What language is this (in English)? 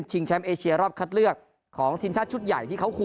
Thai